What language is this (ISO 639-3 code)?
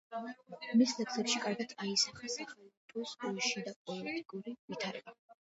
kat